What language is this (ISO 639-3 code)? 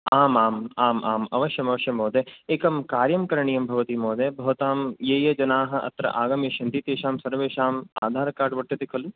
san